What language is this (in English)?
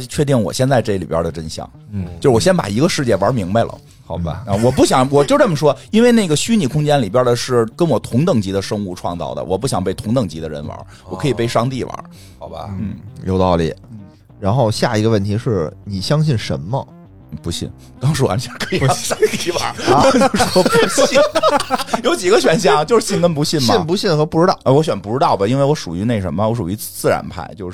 Chinese